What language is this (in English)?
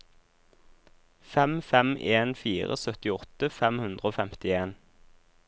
Norwegian